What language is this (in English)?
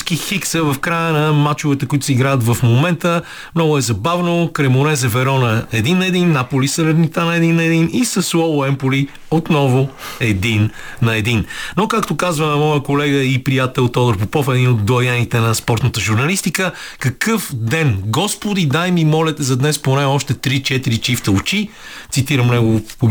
Bulgarian